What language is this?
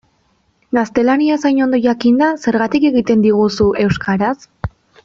Basque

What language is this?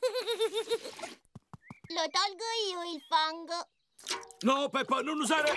Italian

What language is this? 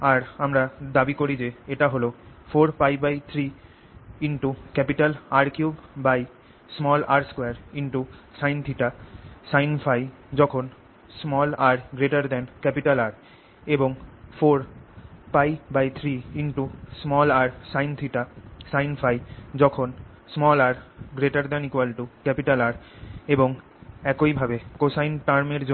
Bangla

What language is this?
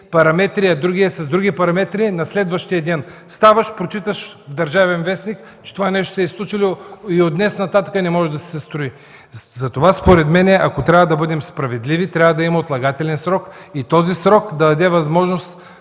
Bulgarian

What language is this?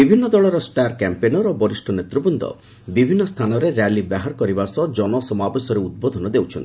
Odia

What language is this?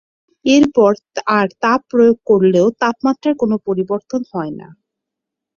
Bangla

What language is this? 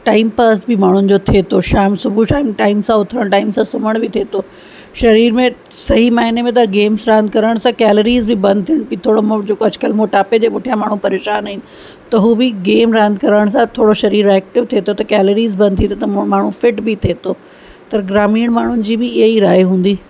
Sindhi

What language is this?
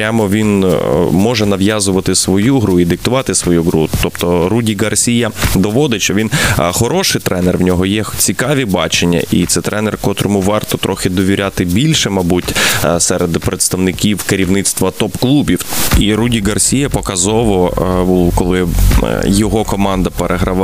Ukrainian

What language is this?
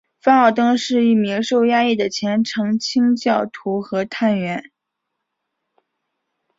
Chinese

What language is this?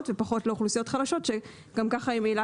Hebrew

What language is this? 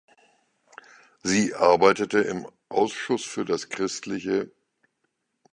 German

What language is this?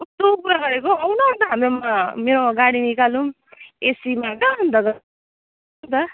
Nepali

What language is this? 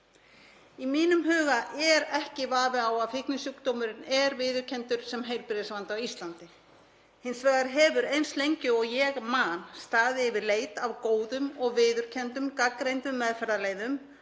Icelandic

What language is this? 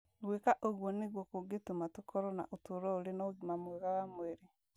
Kikuyu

